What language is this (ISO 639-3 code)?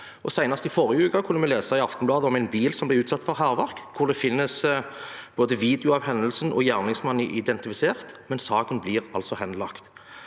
nor